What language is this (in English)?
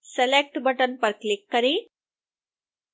Hindi